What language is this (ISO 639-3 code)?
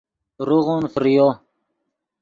ydg